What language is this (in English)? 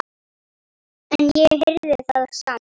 Icelandic